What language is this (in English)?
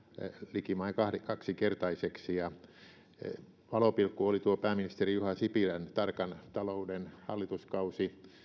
Finnish